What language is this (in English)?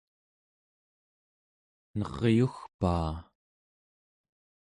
Central Yupik